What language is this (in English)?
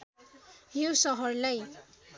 Nepali